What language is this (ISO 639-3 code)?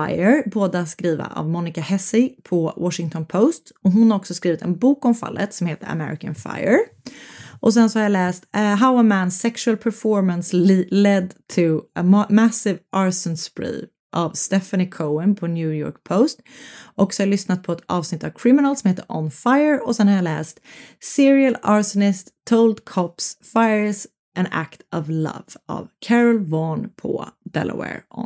swe